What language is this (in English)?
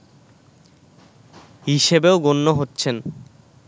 Bangla